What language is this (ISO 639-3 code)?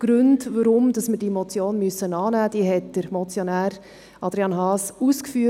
gsw